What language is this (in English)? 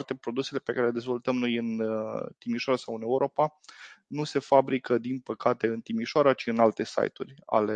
Romanian